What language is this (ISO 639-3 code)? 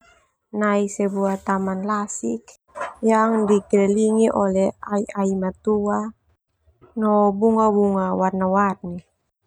twu